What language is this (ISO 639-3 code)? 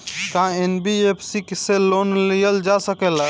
bho